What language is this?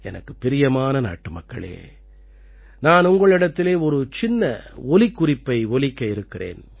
Tamil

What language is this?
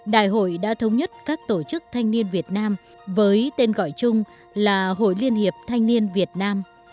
Vietnamese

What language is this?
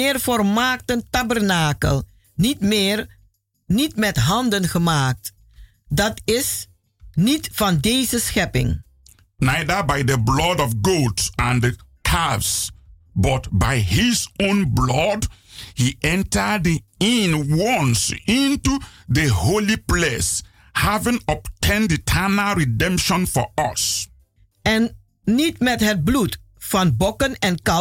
Dutch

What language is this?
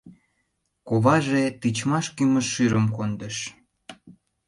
Mari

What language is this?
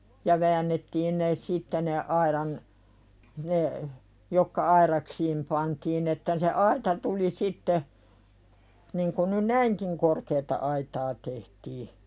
Finnish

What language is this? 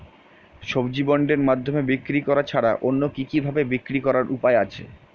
Bangla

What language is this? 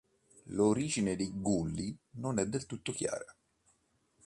Italian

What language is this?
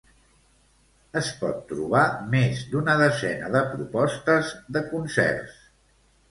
Catalan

